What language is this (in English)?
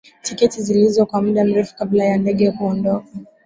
Swahili